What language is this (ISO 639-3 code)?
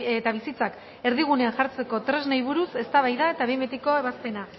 eus